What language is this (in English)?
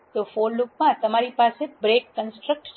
Gujarati